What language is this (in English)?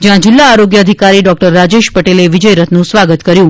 Gujarati